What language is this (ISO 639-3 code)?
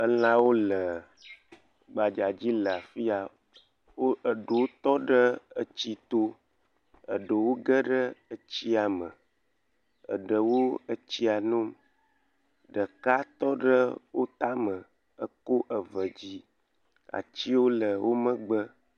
ewe